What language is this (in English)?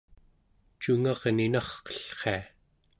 Central Yupik